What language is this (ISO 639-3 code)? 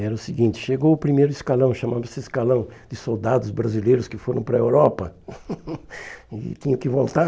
por